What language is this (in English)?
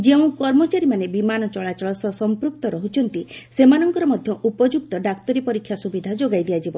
Odia